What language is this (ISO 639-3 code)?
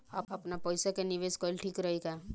bho